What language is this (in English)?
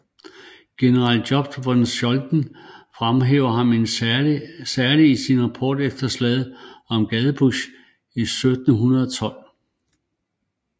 Danish